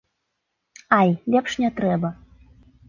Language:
Belarusian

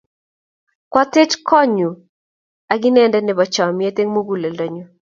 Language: Kalenjin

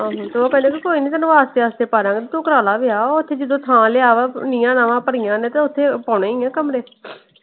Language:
Punjabi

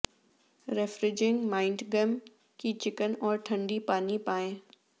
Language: Urdu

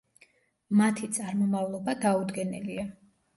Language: Georgian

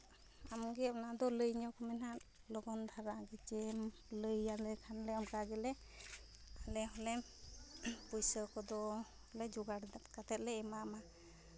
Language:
Santali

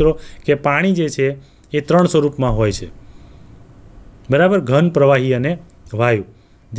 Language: Hindi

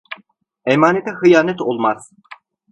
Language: Turkish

